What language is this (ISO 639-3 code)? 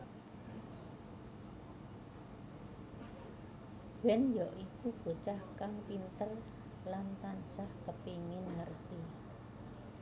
jav